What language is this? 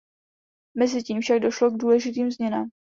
Czech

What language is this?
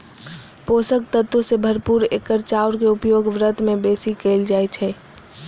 Maithili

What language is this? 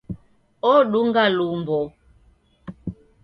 Taita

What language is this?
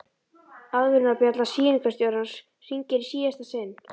Icelandic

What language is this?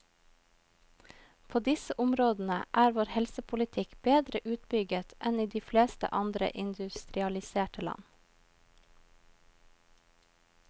Norwegian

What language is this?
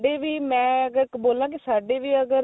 Punjabi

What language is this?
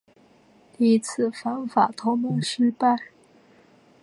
Chinese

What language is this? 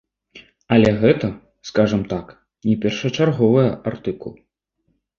Belarusian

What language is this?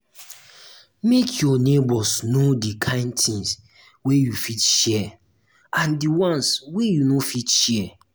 Nigerian Pidgin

